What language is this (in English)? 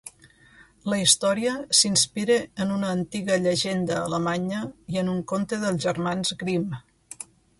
Catalan